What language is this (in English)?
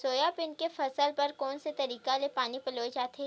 Chhattisgarhi